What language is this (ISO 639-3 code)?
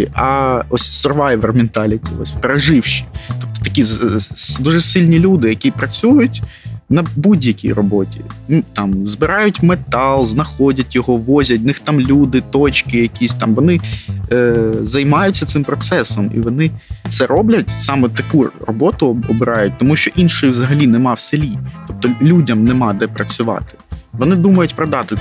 ukr